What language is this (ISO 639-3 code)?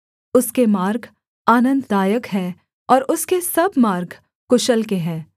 hin